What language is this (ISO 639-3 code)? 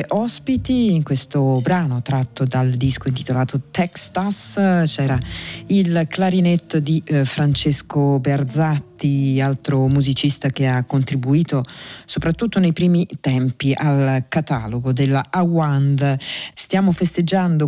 ita